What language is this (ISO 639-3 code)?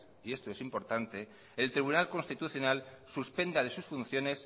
spa